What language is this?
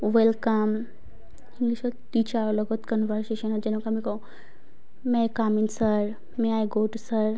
Assamese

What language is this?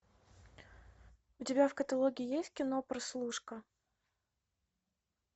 Russian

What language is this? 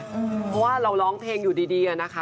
Thai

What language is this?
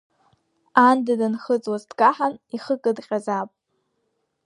Abkhazian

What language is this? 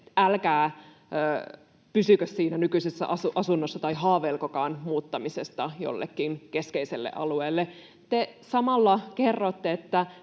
Finnish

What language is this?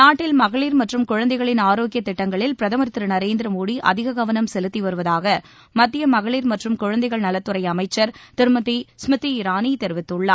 Tamil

